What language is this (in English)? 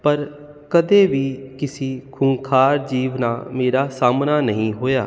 Punjabi